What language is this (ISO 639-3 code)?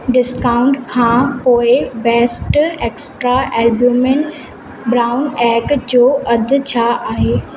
snd